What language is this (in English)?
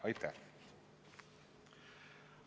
Estonian